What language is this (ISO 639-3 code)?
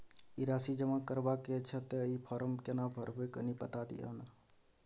mai